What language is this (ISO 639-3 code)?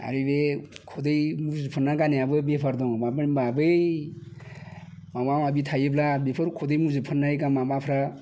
brx